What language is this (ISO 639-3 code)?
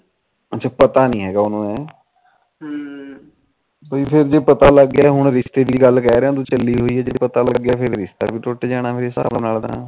pan